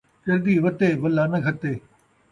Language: Saraiki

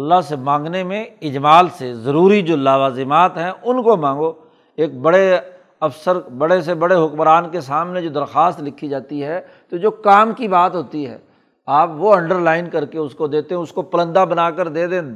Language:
Urdu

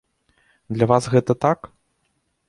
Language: Belarusian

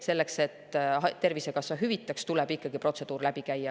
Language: Estonian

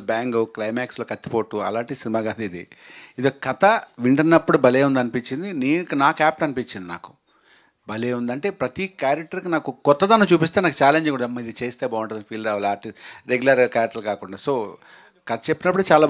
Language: Telugu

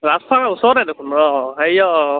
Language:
Assamese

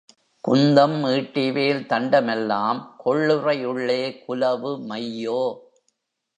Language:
Tamil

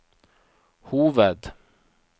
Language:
Norwegian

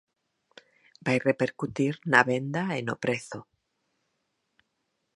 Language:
Galician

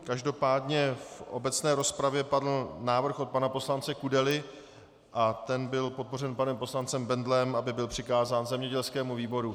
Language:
Czech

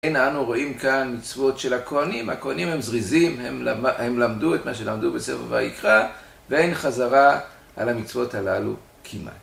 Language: Hebrew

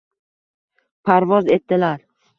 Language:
Uzbek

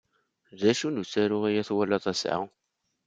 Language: Kabyle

